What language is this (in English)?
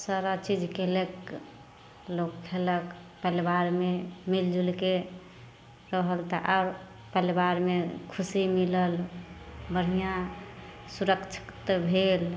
Maithili